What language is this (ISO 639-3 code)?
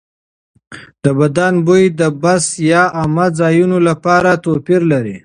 pus